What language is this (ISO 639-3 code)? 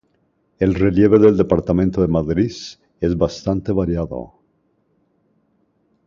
spa